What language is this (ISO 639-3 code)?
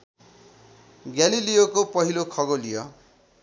nep